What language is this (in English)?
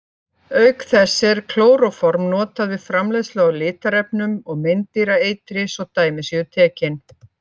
Icelandic